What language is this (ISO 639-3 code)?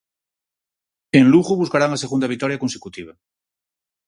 glg